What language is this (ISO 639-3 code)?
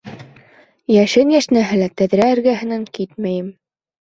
bak